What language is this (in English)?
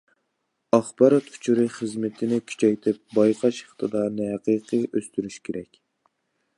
Uyghur